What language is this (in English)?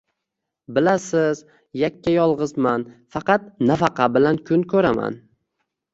Uzbek